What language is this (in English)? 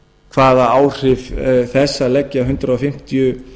Icelandic